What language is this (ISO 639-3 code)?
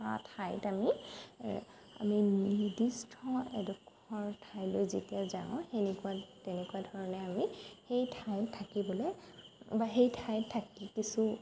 asm